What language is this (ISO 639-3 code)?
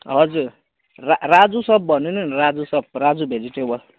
nep